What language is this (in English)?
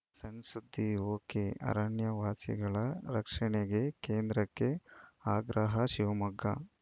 Kannada